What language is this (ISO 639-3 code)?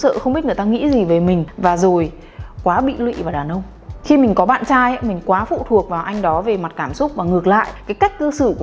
vie